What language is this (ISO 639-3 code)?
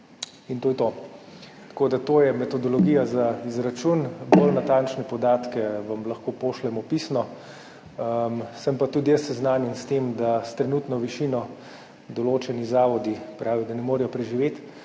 slv